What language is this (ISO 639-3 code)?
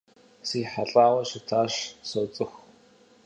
kbd